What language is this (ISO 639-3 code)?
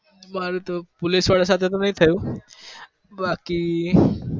guj